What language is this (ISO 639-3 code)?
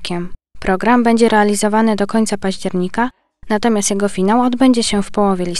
pol